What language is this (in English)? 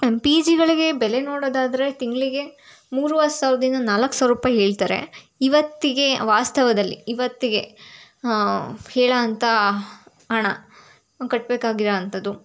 Kannada